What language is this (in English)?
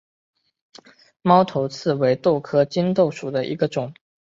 Chinese